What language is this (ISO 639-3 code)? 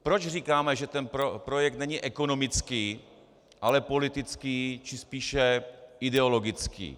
ces